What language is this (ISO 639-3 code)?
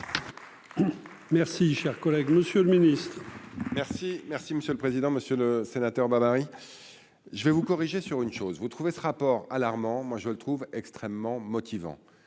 fra